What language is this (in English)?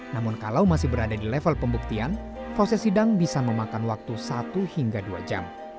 Indonesian